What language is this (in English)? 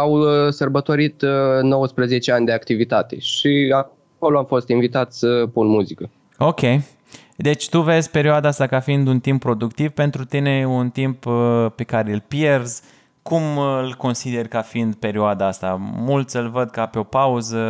Romanian